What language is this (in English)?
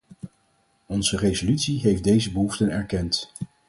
Dutch